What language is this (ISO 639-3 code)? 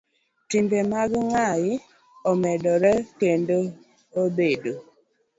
luo